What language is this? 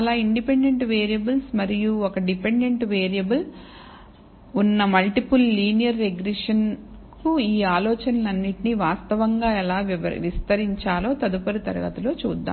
Telugu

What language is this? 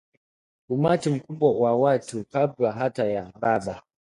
Swahili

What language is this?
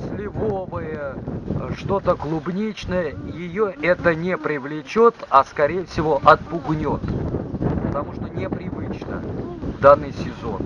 Russian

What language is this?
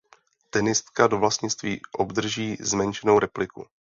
Czech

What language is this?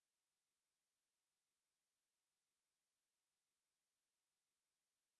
Ukrainian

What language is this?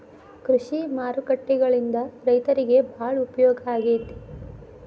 Kannada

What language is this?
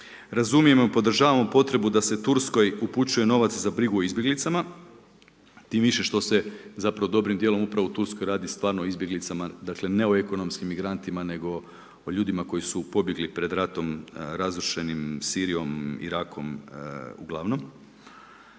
Croatian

